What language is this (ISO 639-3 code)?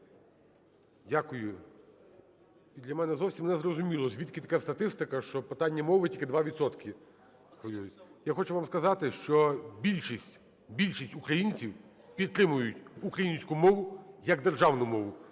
ukr